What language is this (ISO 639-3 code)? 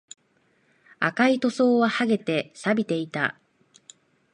jpn